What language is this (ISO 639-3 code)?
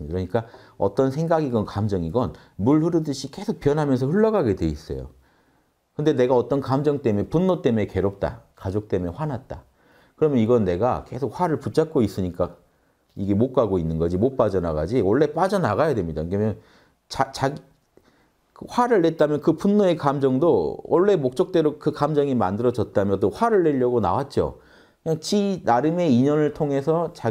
kor